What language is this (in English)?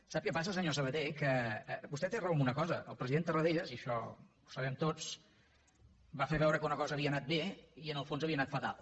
Catalan